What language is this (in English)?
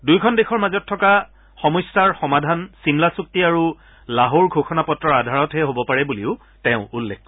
Assamese